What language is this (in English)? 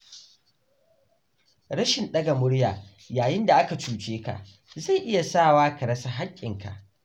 Hausa